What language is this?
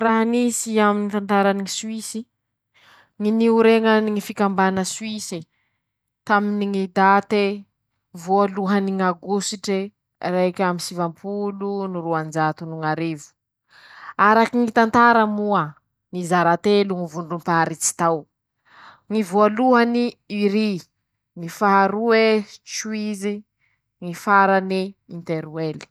Masikoro Malagasy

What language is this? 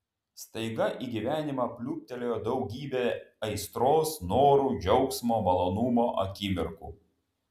Lithuanian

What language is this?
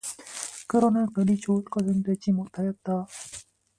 Korean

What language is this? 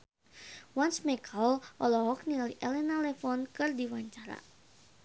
Sundanese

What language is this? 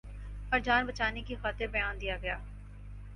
Urdu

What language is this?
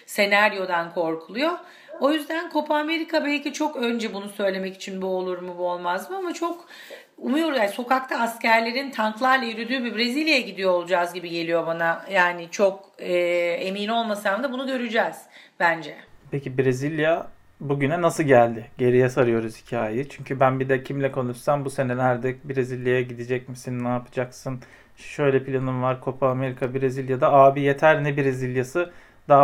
Turkish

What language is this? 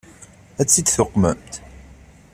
Kabyle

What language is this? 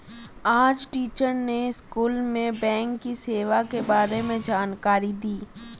Hindi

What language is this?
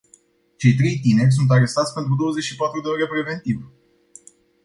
Romanian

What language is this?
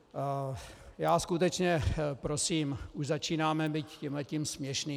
Czech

